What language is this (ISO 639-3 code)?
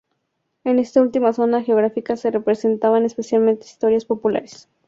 spa